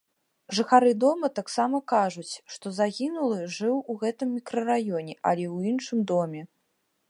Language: Belarusian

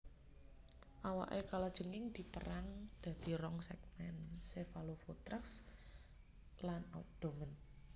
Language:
Javanese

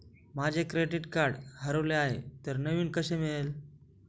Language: Marathi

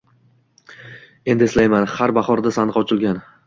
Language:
Uzbek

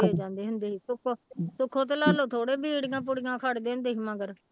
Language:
Punjabi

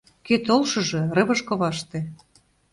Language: Mari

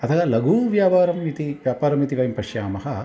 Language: Sanskrit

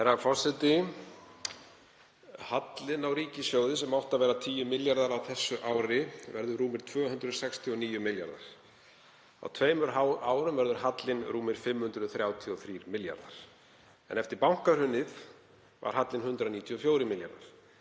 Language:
Icelandic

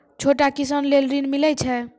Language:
Maithili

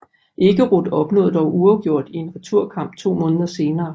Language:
Danish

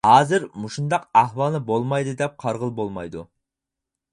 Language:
Uyghur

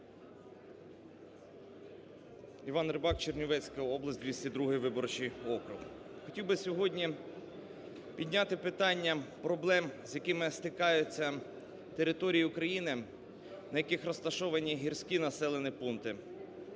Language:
Ukrainian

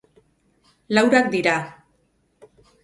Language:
Basque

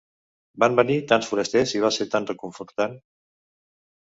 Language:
Catalan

